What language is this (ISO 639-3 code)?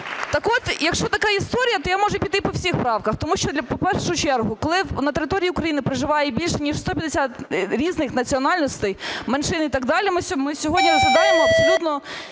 ukr